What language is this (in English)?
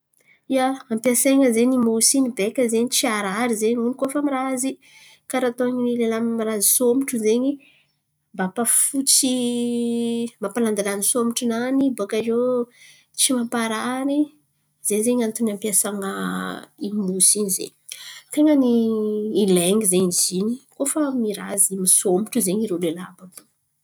Antankarana Malagasy